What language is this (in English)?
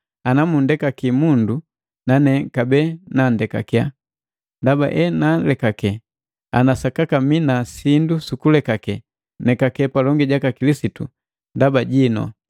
Matengo